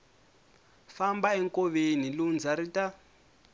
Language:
Tsonga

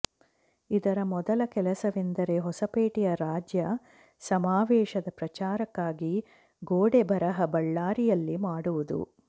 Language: Kannada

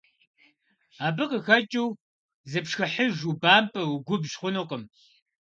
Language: Kabardian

